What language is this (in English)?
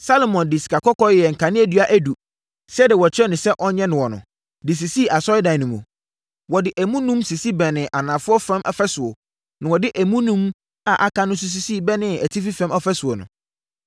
Akan